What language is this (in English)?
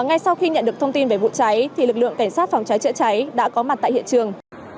Vietnamese